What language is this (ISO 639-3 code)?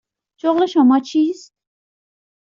fas